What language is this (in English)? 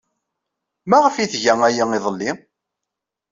Kabyle